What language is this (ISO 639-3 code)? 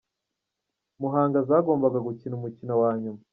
kin